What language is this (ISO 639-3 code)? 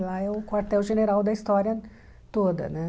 por